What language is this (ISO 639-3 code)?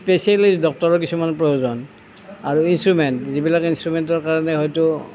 asm